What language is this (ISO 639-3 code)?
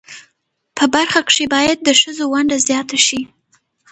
pus